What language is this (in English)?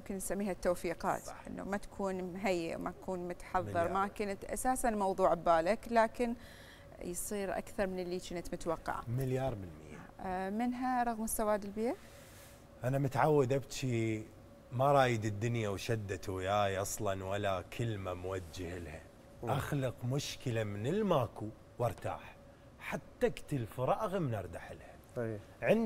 Arabic